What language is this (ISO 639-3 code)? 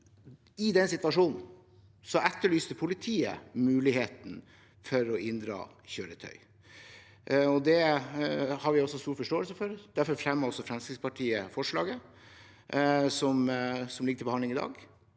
nor